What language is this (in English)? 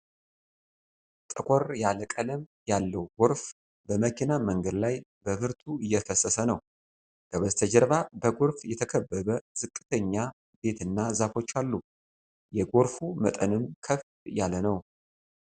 Amharic